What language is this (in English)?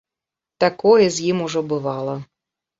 Belarusian